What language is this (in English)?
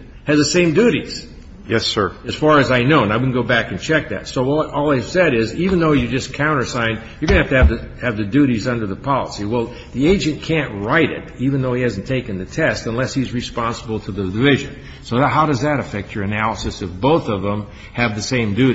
English